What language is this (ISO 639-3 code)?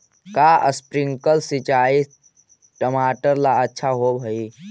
mag